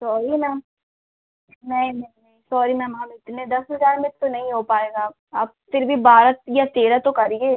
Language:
Hindi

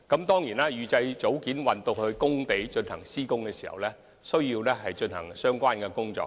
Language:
Cantonese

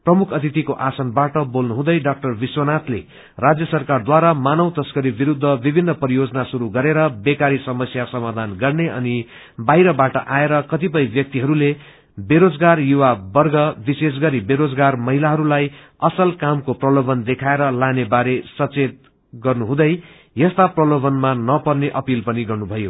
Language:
Nepali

